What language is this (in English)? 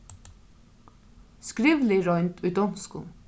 Faroese